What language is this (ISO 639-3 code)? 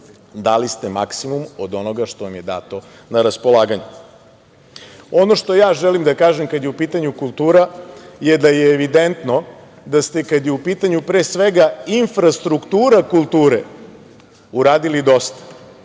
srp